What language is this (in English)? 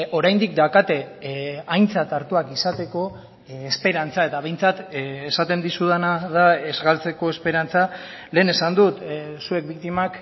Basque